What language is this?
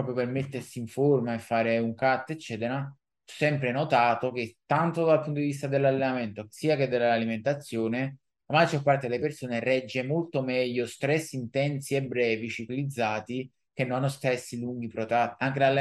Italian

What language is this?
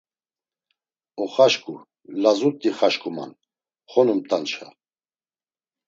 Laz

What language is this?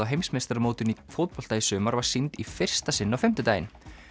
Icelandic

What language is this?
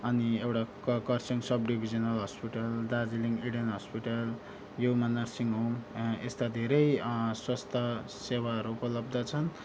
Nepali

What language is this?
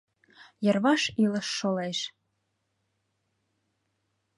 Mari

